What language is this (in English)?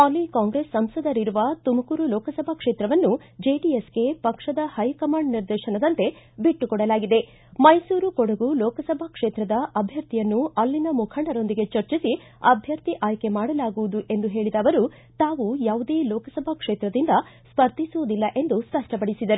Kannada